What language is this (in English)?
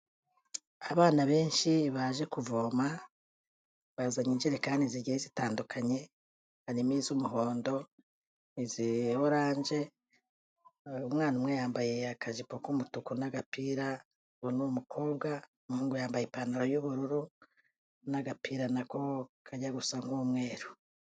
Kinyarwanda